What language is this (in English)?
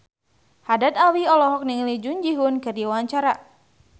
Sundanese